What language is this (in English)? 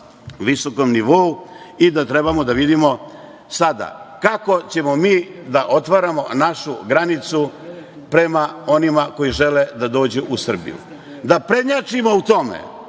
Serbian